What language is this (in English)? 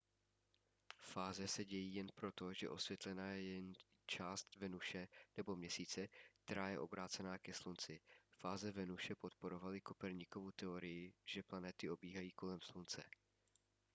Czech